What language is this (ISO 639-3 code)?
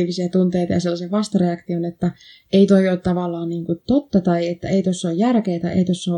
fin